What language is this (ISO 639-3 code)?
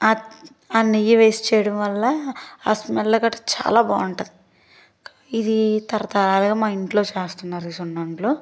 tel